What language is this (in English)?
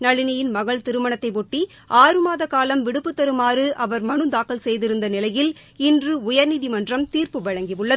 Tamil